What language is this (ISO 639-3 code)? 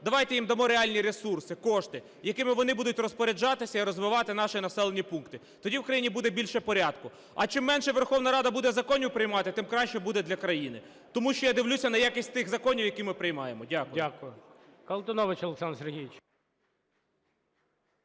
ukr